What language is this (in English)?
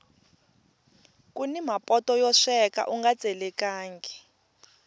Tsonga